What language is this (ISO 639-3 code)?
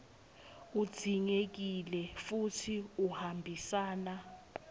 ssw